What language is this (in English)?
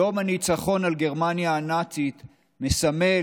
Hebrew